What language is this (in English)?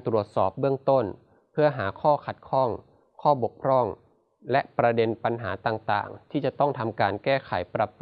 Thai